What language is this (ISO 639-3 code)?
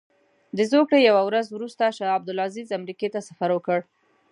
pus